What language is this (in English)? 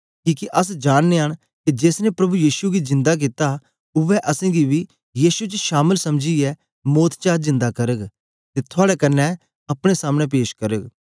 Dogri